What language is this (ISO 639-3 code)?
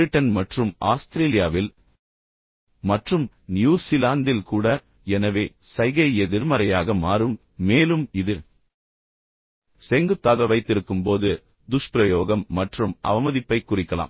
tam